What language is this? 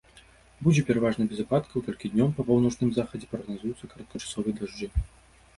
Belarusian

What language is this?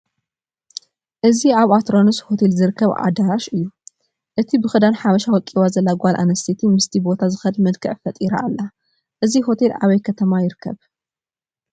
Tigrinya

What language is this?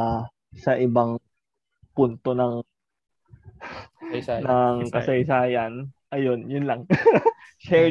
Filipino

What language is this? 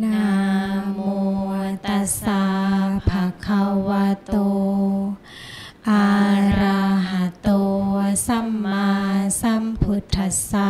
Thai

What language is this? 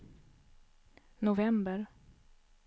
Swedish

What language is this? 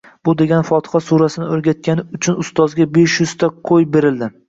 Uzbek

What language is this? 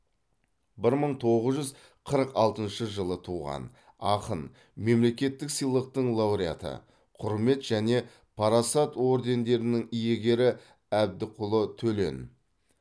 Kazakh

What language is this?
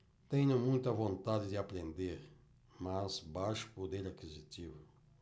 Portuguese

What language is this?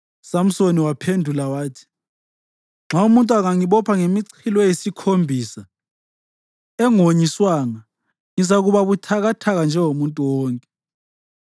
North Ndebele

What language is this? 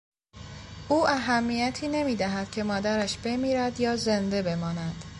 Persian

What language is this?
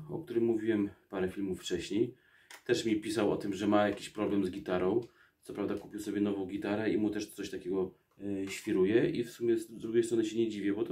Polish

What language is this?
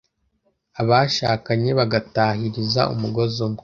Kinyarwanda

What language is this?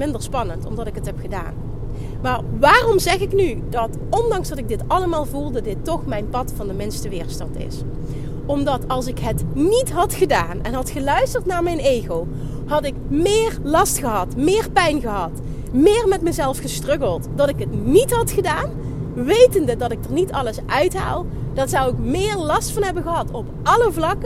Dutch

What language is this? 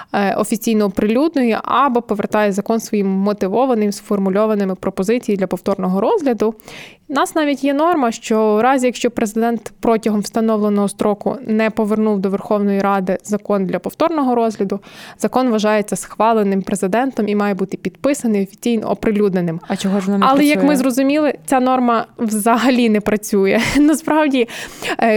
Ukrainian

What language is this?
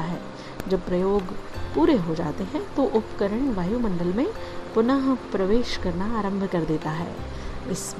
Hindi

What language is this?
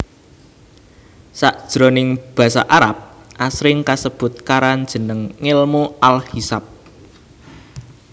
Javanese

